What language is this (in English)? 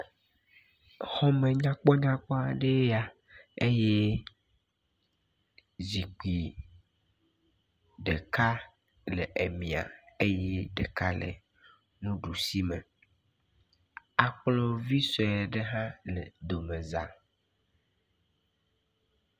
Ewe